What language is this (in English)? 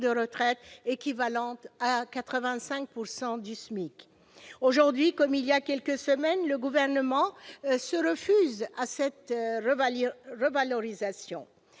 French